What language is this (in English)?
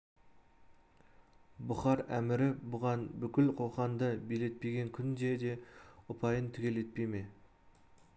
Kazakh